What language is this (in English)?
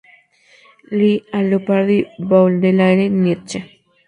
Spanish